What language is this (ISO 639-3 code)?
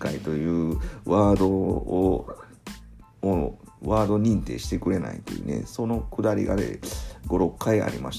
jpn